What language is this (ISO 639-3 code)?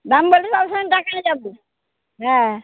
ben